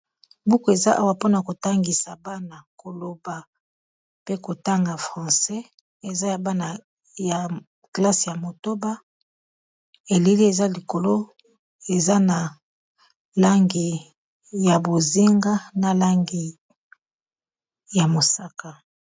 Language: Lingala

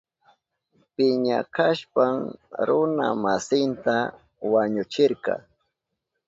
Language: Southern Pastaza Quechua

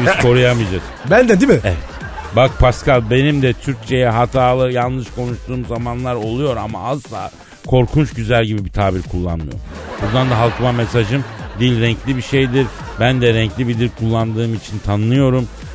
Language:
Turkish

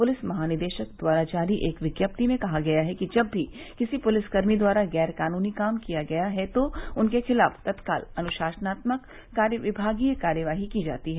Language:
Hindi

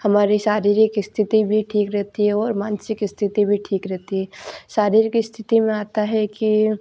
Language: Hindi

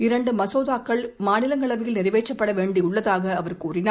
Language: Tamil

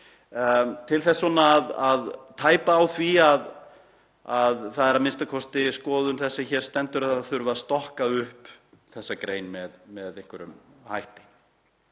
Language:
Icelandic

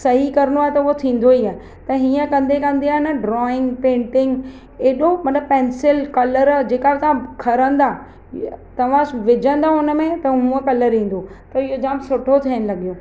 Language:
Sindhi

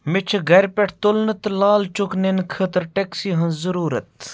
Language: Kashmiri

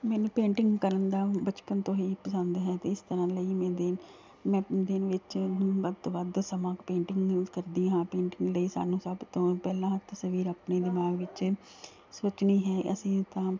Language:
Punjabi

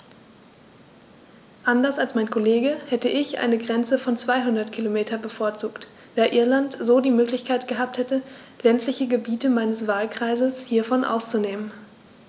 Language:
German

